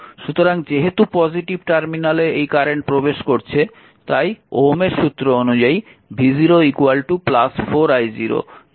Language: Bangla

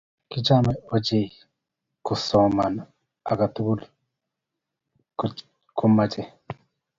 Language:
Kalenjin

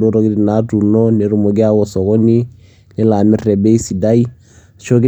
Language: Masai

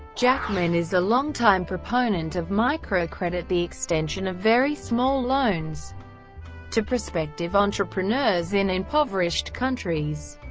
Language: English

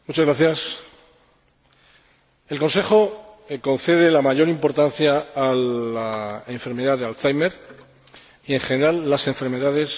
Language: Spanish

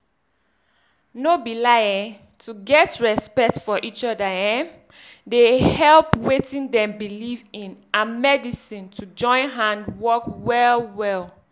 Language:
Nigerian Pidgin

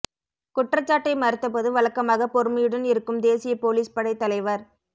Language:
Tamil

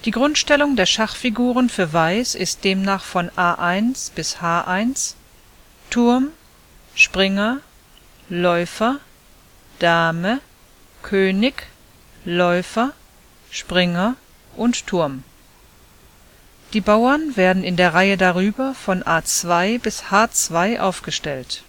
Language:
German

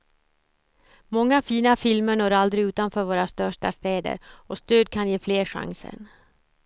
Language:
Swedish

